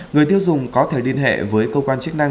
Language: Vietnamese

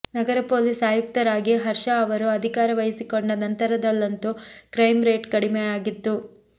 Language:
Kannada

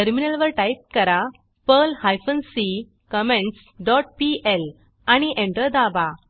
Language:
Marathi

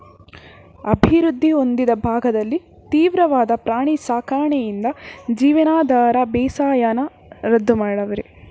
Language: Kannada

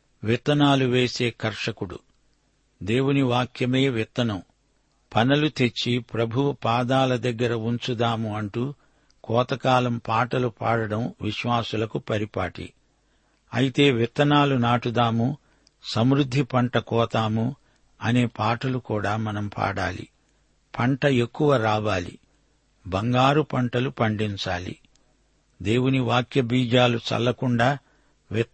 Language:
Telugu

